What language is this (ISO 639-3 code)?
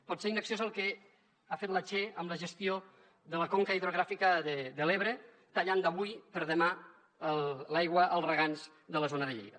cat